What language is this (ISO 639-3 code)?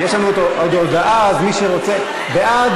heb